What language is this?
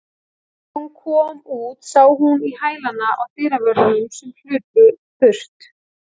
Icelandic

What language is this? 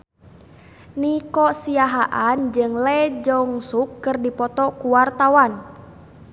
Sundanese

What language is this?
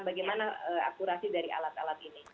Indonesian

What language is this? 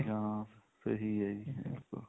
Punjabi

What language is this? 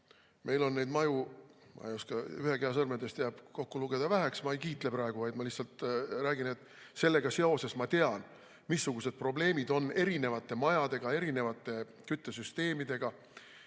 Estonian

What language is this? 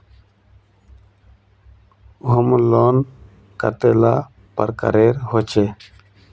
Magahi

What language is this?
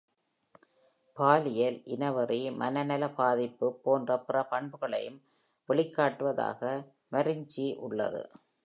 Tamil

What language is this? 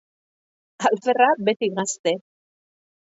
Basque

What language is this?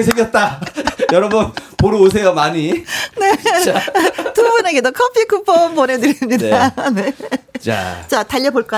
Korean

